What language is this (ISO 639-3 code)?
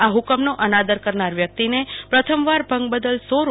guj